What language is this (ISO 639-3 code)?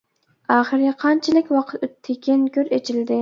uig